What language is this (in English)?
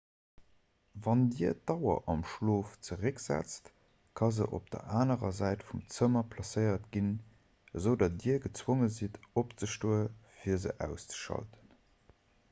Luxembourgish